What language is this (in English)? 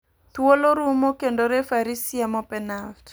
Luo (Kenya and Tanzania)